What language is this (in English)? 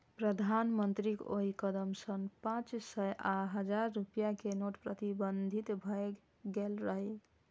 Maithili